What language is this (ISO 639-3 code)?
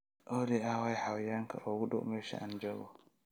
som